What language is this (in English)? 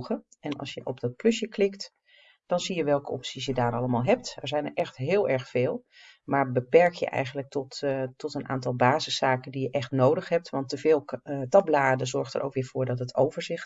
Dutch